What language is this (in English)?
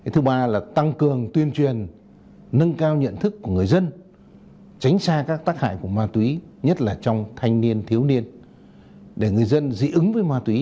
Vietnamese